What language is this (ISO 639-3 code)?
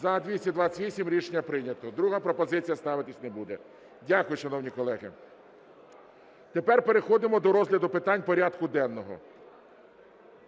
ukr